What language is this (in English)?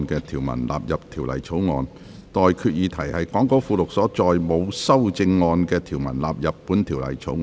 Cantonese